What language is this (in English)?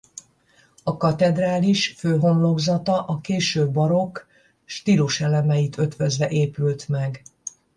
Hungarian